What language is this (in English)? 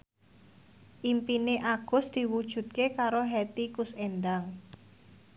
Javanese